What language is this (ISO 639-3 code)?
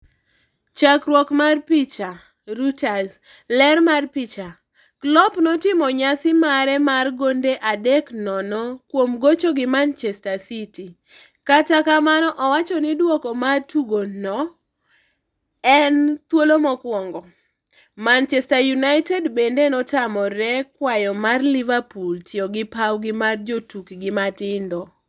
luo